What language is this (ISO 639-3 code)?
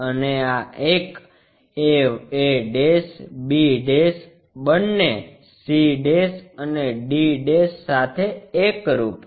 guj